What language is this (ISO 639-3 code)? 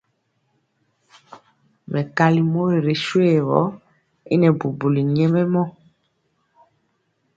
mcx